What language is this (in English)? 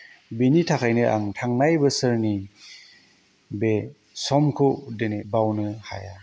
Bodo